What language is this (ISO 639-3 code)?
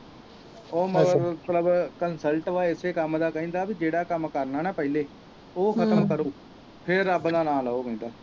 pan